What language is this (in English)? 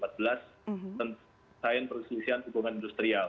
Indonesian